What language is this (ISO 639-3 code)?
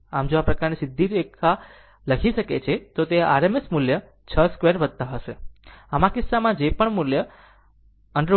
guj